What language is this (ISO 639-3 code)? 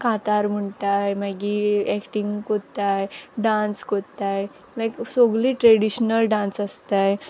kok